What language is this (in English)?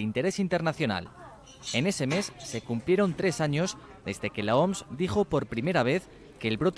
Spanish